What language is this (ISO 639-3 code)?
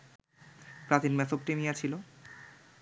ben